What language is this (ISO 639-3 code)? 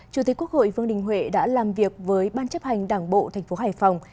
vie